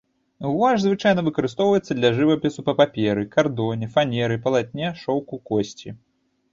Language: Belarusian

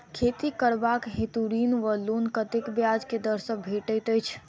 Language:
Maithili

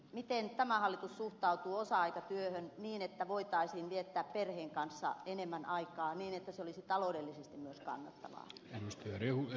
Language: Finnish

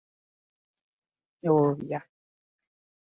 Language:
Ganda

